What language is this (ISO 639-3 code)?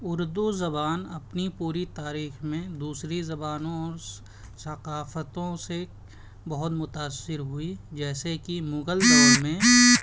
urd